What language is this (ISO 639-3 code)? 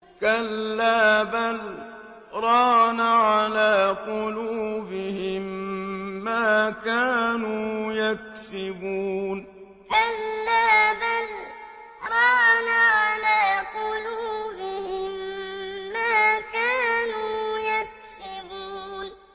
ara